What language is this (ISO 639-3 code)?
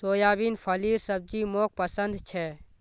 mag